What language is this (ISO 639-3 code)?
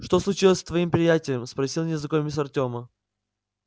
rus